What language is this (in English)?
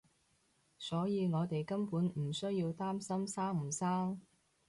Cantonese